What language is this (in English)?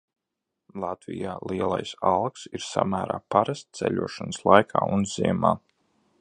Latvian